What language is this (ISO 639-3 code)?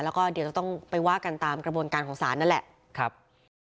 tha